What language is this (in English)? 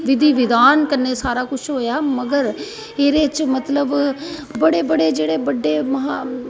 Dogri